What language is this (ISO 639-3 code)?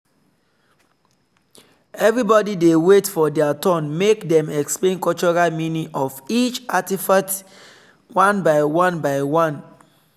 pcm